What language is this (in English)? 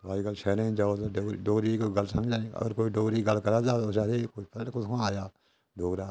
Dogri